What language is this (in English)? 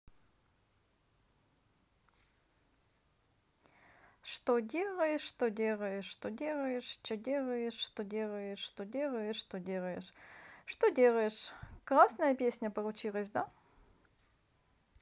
Russian